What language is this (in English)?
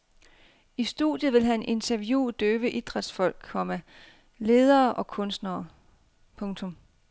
Danish